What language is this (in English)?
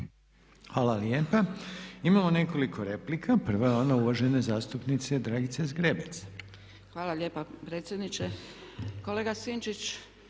Croatian